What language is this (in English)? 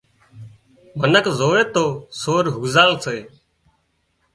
Wadiyara Koli